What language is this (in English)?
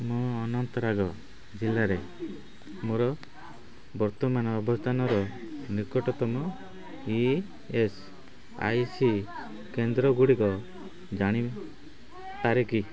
Odia